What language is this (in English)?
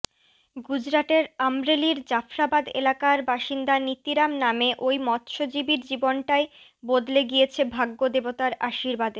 Bangla